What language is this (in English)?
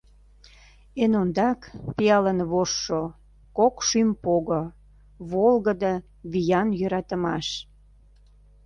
Mari